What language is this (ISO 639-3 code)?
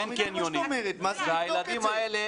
heb